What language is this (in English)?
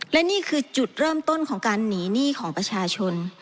Thai